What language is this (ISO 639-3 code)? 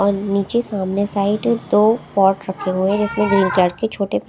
hin